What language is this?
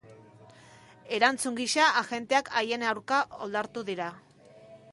Basque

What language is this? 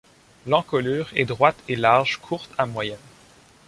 French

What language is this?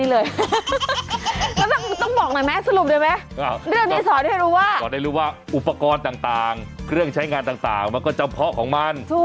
Thai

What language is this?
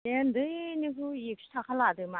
Bodo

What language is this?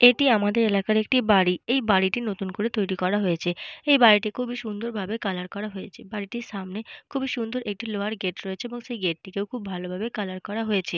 Bangla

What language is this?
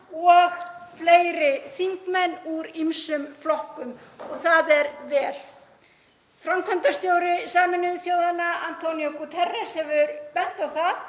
Icelandic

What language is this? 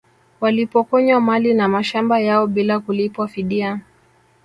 Swahili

